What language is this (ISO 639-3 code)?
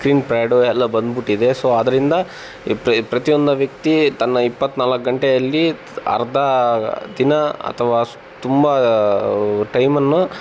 kan